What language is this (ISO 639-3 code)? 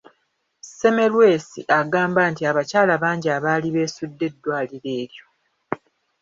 lug